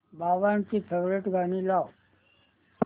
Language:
Marathi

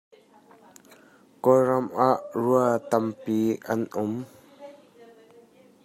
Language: Hakha Chin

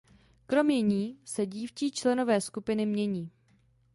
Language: Czech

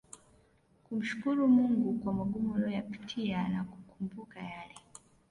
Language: Swahili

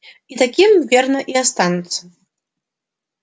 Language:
Russian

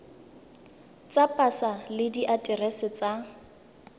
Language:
Tswana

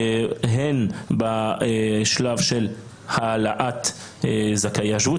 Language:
Hebrew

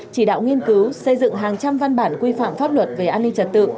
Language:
Vietnamese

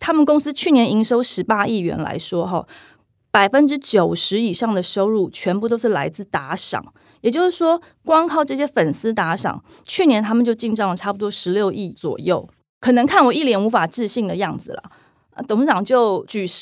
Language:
Chinese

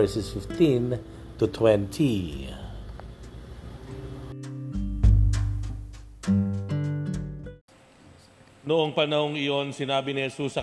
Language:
Filipino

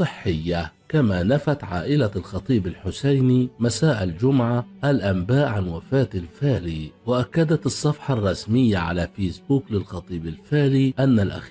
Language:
Arabic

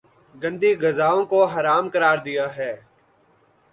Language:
Urdu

